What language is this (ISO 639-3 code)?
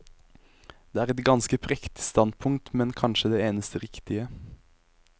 nor